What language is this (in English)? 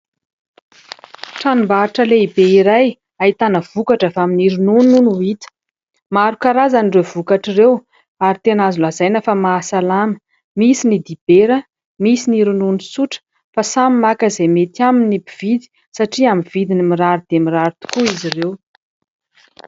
Malagasy